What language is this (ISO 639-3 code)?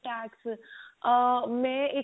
pan